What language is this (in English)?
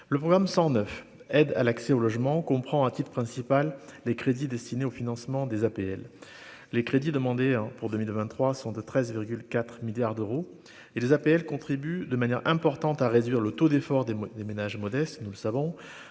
French